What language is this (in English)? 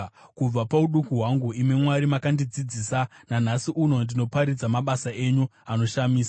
Shona